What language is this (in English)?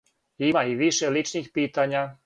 Serbian